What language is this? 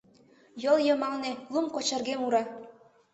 Mari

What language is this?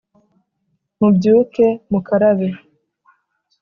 Kinyarwanda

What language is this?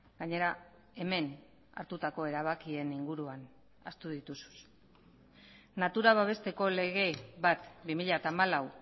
Basque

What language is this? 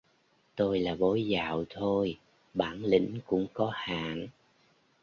Vietnamese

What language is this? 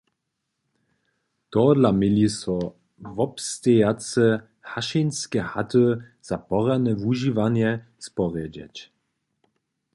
Upper Sorbian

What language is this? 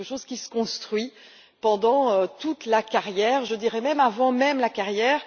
French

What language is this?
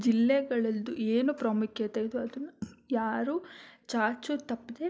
Kannada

